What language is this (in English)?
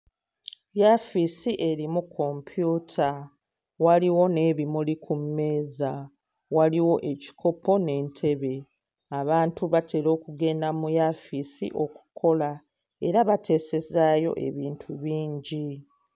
Ganda